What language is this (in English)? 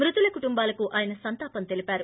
Telugu